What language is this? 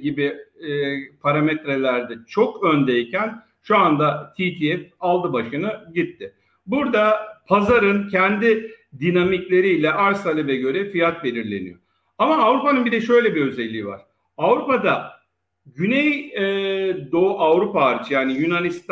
Turkish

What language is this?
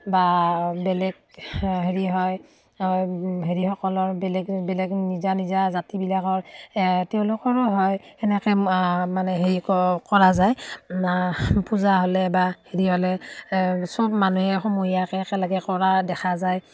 Assamese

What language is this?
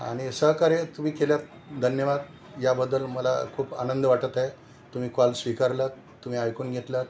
Marathi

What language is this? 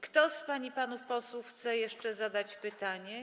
Polish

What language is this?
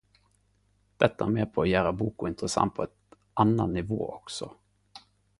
Norwegian Nynorsk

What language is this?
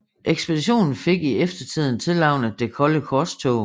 Danish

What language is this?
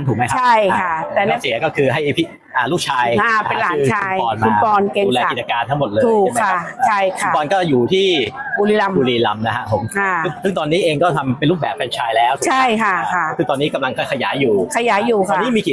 Thai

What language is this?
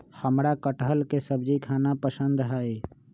Magahi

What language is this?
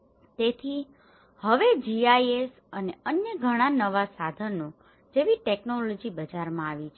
Gujarati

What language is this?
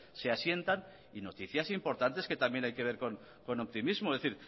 Spanish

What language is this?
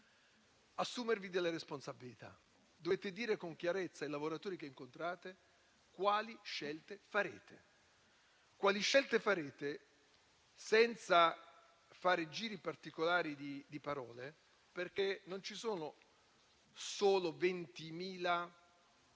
Italian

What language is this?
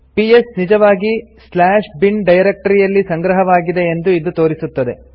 Kannada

